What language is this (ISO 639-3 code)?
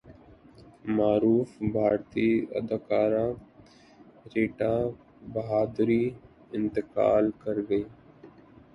urd